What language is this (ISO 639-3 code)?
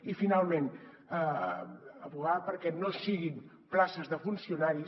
cat